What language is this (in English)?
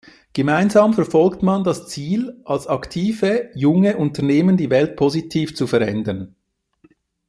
German